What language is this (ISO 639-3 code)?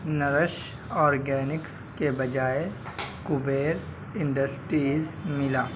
urd